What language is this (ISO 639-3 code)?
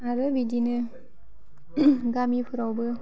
brx